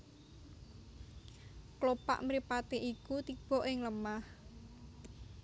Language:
Javanese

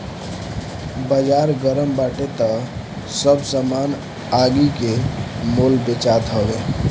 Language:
Bhojpuri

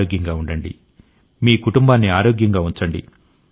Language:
Telugu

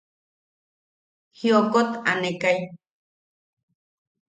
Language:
Yaqui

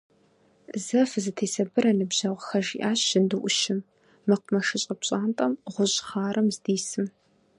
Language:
Kabardian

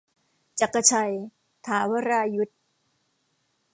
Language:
Thai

